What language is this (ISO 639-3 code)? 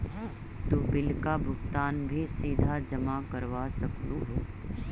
mag